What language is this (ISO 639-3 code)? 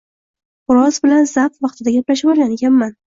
uzb